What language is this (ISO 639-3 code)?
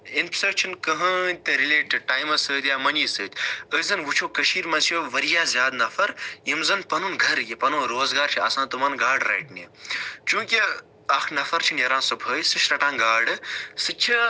kas